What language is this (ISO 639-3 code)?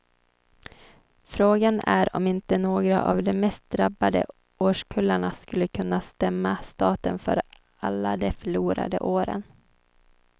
swe